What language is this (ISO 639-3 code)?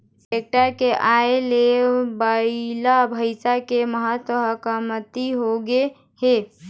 hne